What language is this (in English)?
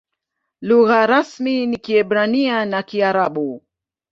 Swahili